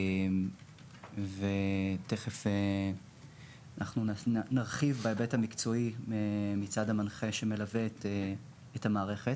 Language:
Hebrew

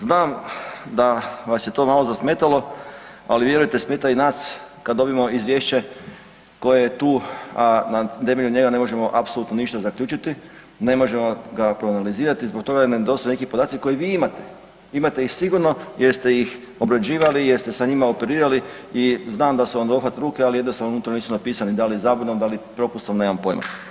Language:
Croatian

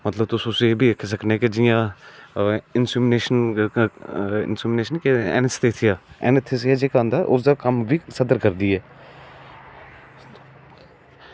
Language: Dogri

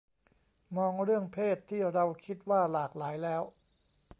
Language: Thai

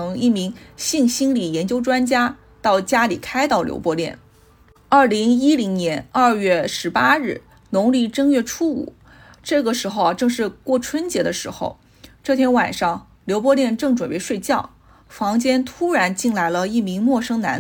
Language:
Chinese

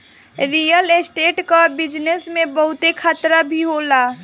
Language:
Bhojpuri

